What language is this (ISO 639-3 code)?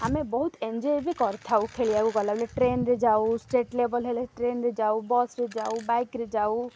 ori